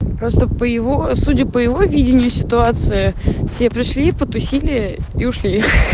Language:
Russian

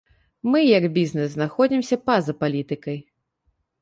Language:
Belarusian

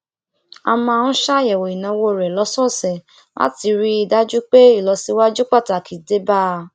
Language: Yoruba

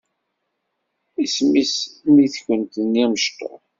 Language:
Kabyle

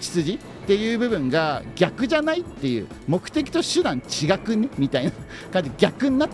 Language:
Japanese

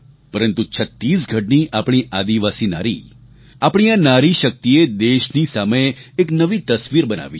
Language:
Gujarati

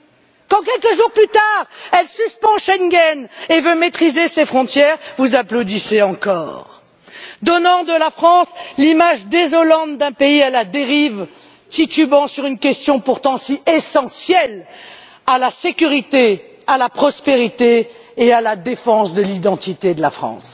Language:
French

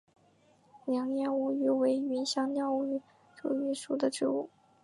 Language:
Chinese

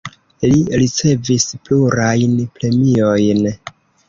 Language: Esperanto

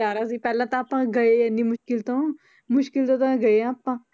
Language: Punjabi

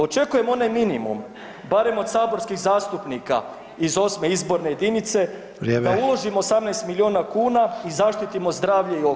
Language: Croatian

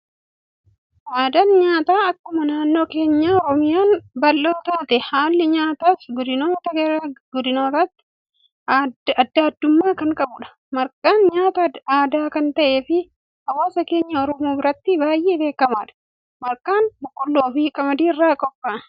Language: Oromo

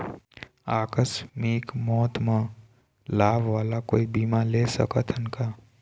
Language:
Chhattisgarhi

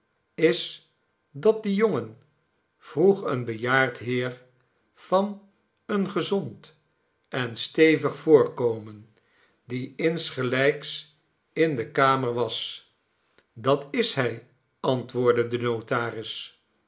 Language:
Dutch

